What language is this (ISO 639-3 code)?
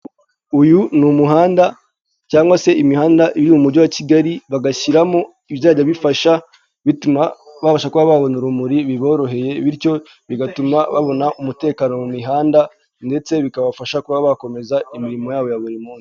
kin